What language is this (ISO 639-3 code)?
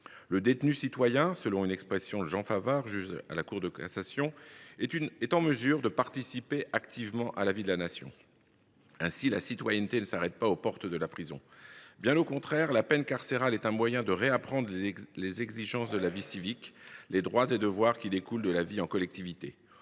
fra